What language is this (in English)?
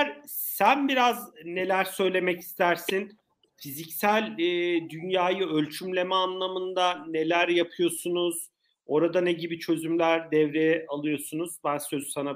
Turkish